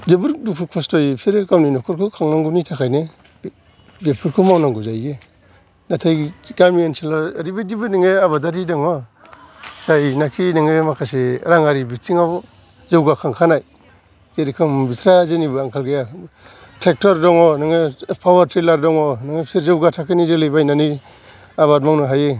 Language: Bodo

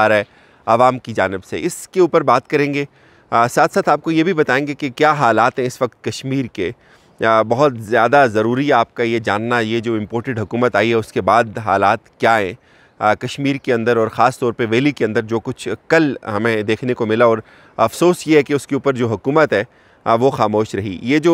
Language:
Hindi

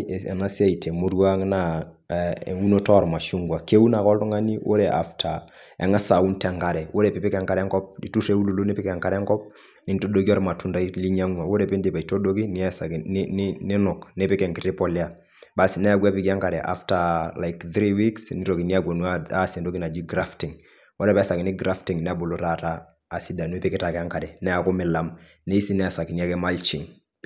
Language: Masai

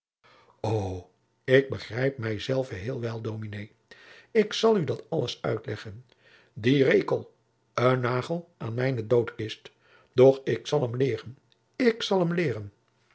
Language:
Dutch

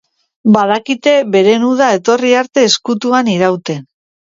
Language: Basque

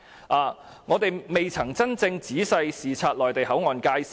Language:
Cantonese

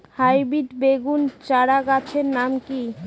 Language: Bangla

